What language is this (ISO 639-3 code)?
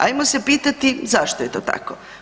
hrv